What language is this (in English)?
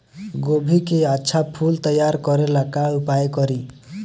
Bhojpuri